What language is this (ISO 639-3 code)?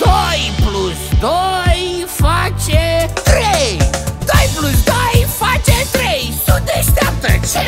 ron